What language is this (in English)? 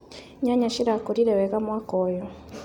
Kikuyu